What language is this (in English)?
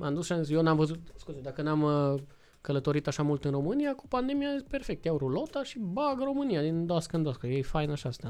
Romanian